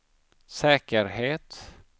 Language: Swedish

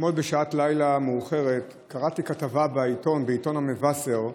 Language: Hebrew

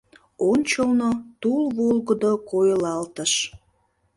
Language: Mari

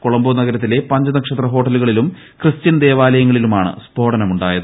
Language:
Malayalam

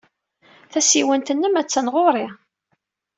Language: Kabyle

